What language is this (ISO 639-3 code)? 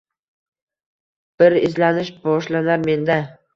uzb